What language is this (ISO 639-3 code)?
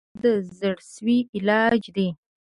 pus